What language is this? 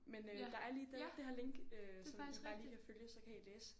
Danish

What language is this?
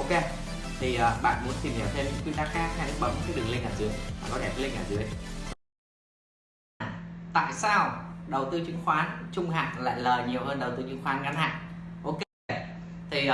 Vietnamese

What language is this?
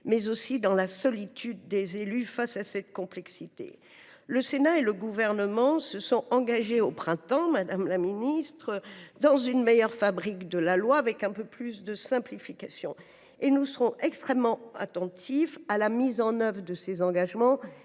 French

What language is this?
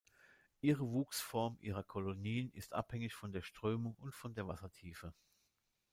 German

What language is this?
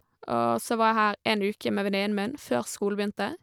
Norwegian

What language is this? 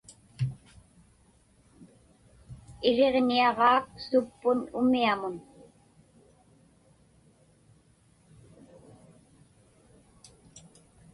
Inupiaq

